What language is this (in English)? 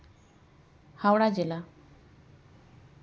Santali